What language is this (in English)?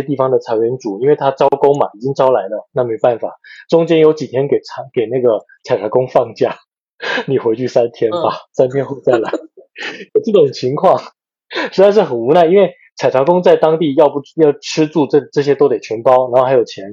Chinese